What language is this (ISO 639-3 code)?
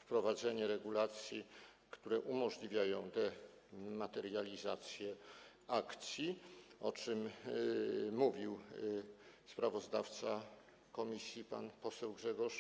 pol